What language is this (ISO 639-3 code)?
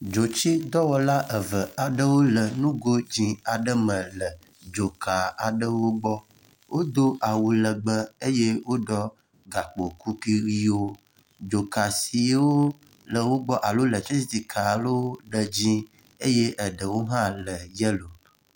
ewe